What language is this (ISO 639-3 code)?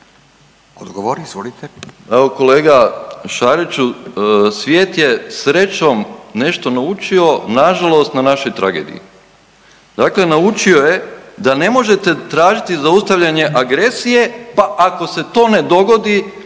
hrv